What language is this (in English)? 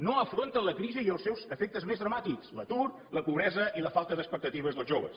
Catalan